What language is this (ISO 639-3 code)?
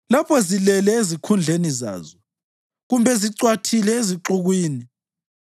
nde